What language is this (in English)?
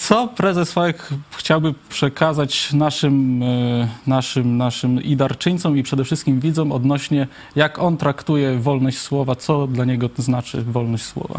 Polish